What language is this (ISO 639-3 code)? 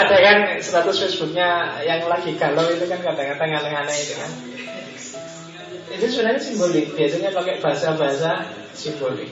ind